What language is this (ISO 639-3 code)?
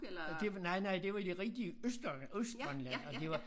dan